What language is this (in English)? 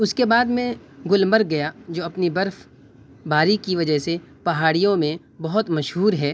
Urdu